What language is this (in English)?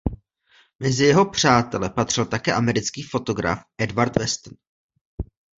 Czech